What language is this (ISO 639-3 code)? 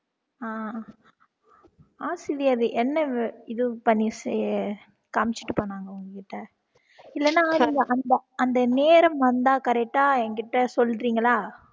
tam